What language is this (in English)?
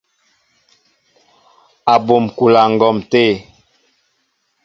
Mbo (Cameroon)